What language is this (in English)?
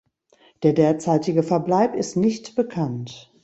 German